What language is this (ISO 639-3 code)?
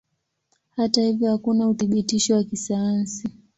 swa